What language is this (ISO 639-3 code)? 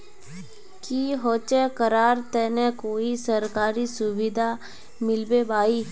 mag